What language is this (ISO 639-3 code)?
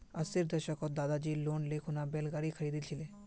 mag